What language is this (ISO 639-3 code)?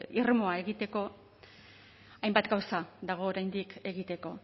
eus